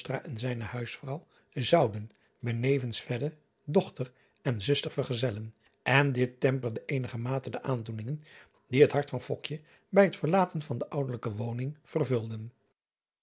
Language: Dutch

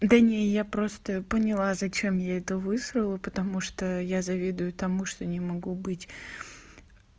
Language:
Russian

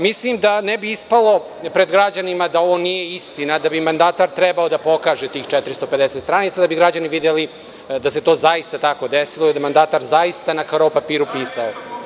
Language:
Serbian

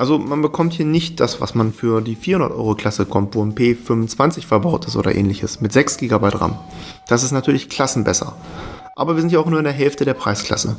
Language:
German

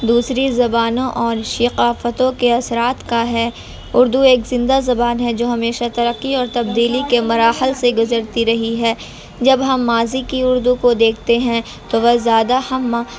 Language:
Urdu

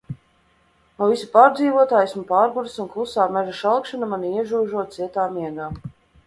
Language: Latvian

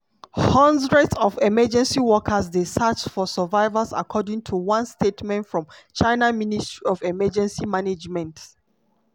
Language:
Nigerian Pidgin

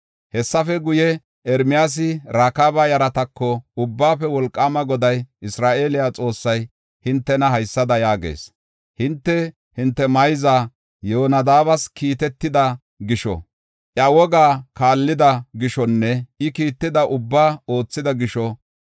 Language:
Gofa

